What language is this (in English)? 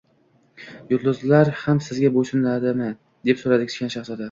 Uzbek